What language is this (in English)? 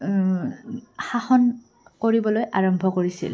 Assamese